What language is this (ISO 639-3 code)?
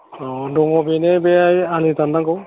brx